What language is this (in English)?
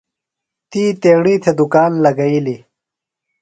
Phalura